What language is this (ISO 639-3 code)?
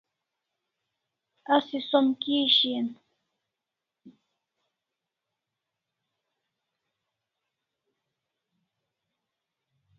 kls